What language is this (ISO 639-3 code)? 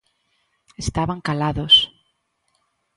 glg